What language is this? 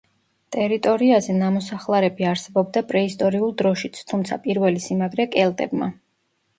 Georgian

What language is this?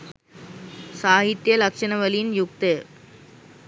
Sinhala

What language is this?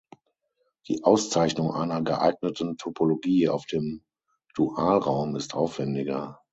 German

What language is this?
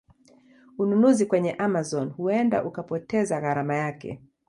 Swahili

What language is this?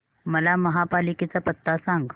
Marathi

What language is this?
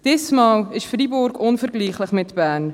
Swiss German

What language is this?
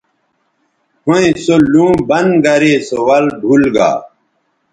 Bateri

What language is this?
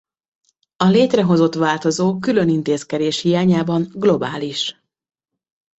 Hungarian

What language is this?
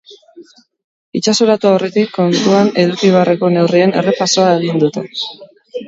Basque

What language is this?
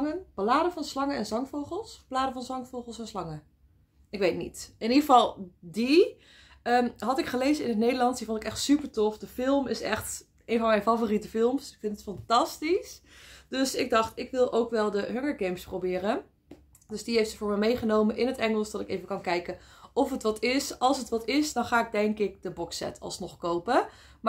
Dutch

